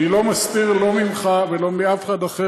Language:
Hebrew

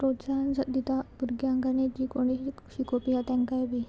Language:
Konkani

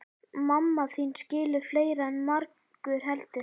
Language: Icelandic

